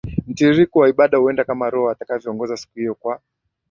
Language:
Swahili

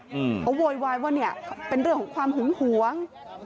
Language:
Thai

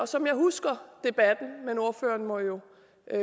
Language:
Danish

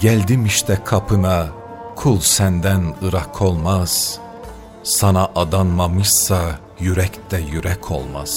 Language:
Turkish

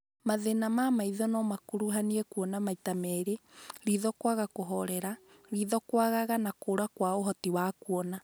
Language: Kikuyu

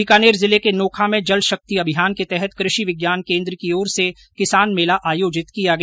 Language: Hindi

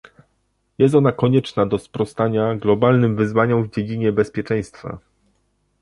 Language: Polish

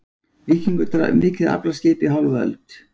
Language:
Icelandic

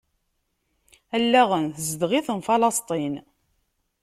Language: Kabyle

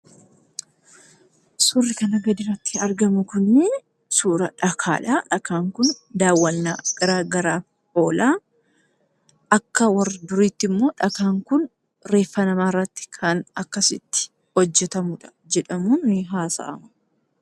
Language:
Oromo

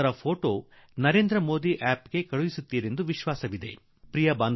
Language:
Kannada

